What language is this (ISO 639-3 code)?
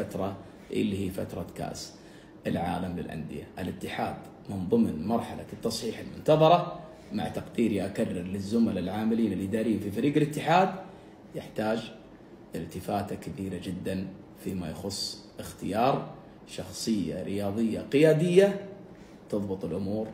ara